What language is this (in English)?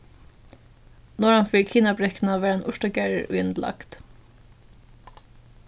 Faroese